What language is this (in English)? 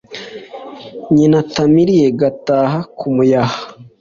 Kinyarwanda